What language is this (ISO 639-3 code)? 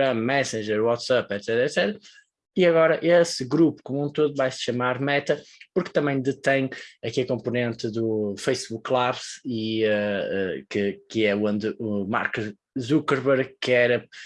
por